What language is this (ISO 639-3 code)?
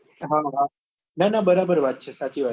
guj